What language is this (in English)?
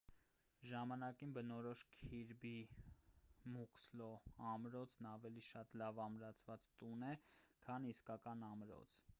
Armenian